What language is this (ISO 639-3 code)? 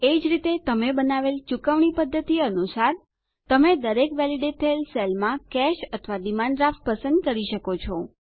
guj